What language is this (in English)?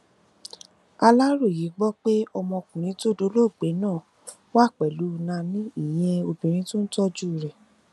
Yoruba